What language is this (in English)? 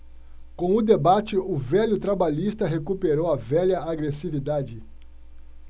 Portuguese